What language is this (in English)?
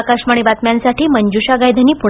Marathi